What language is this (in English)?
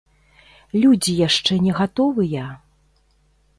Belarusian